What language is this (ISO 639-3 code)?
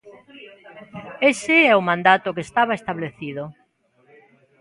glg